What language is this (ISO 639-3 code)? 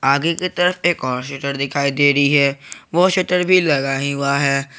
hin